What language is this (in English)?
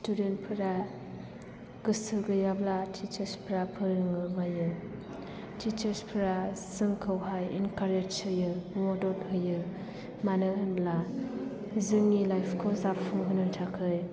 Bodo